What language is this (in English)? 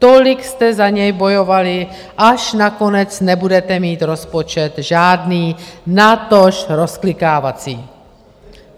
Czech